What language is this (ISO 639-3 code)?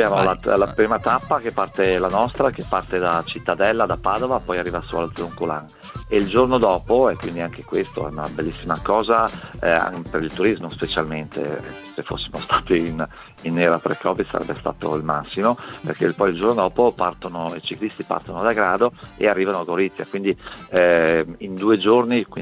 ita